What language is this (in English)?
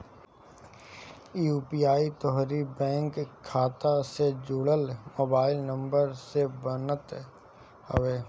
Bhojpuri